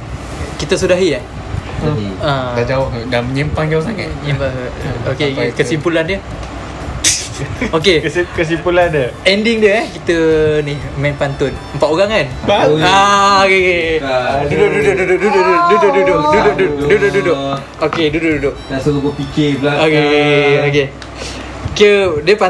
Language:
Malay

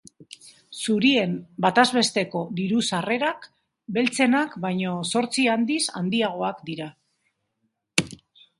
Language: Basque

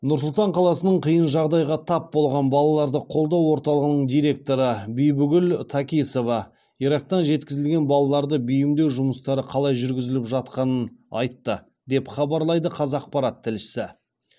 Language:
Kazakh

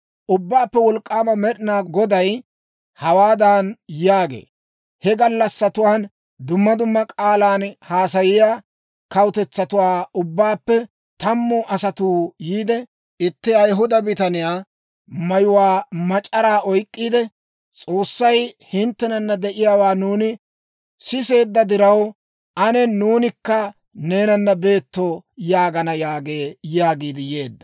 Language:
Dawro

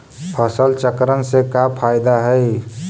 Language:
Magahi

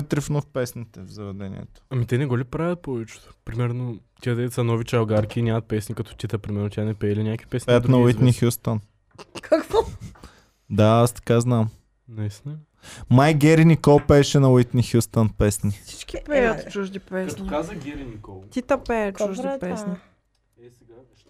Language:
Bulgarian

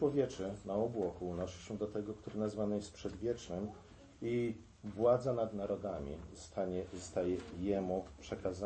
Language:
Polish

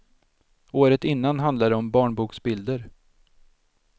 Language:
Swedish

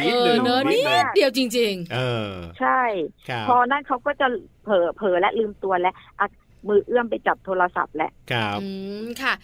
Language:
Thai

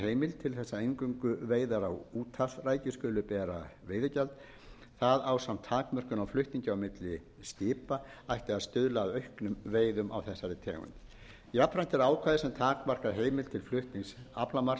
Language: Icelandic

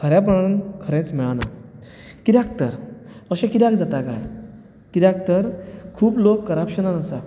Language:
Konkani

